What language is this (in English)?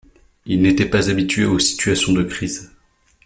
French